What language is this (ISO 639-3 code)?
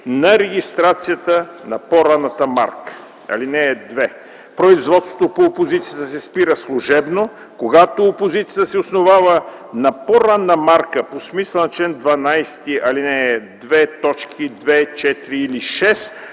bul